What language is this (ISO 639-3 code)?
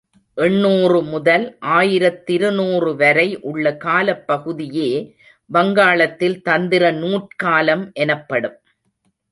tam